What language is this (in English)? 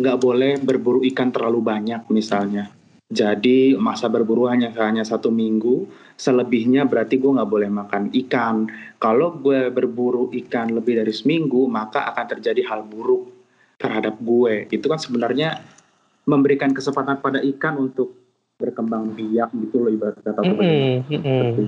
Indonesian